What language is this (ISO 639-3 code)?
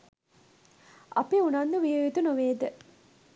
sin